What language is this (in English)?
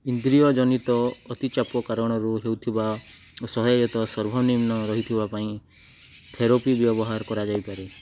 Odia